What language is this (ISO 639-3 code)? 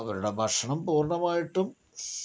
mal